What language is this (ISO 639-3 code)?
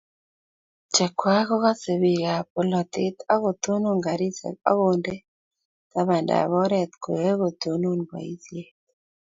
kln